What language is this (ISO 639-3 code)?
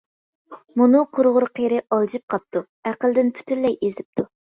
uig